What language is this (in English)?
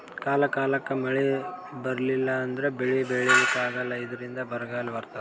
Kannada